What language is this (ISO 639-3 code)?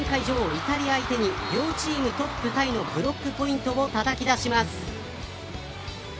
jpn